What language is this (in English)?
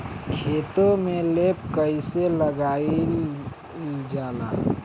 Bhojpuri